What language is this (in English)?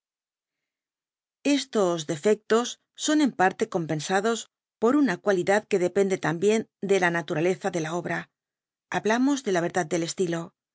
Spanish